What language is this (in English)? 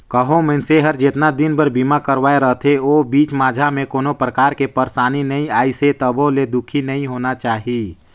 Chhattisgarhi